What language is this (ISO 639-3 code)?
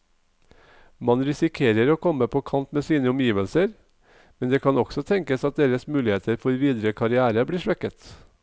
nor